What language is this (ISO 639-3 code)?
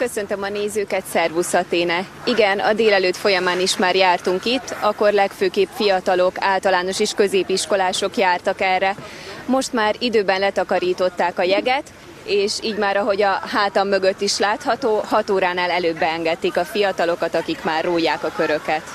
hun